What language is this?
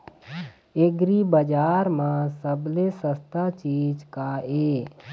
Chhattisgarhi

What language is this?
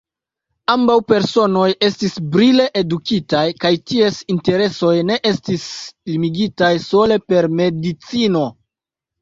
Esperanto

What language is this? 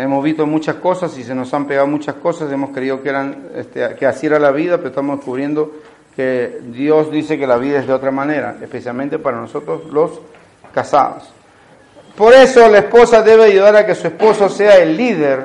Spanish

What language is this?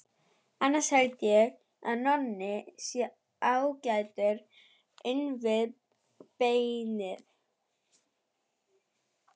Icelandic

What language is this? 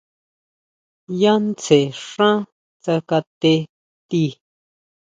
Huautla Mazatec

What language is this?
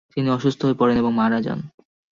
Bangla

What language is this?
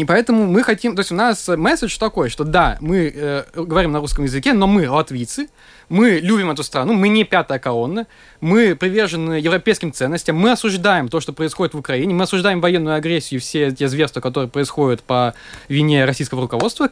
Russian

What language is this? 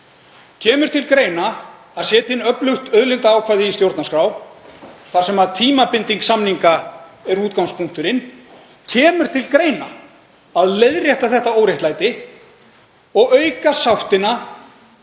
Icelandic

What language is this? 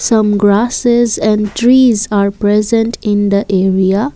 English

